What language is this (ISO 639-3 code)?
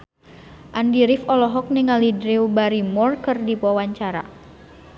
sun